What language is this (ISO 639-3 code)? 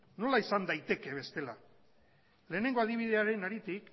eus